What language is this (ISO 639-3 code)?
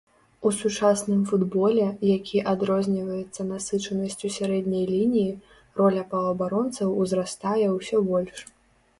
bel